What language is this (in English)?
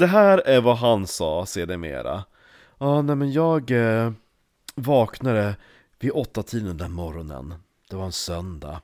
Swedish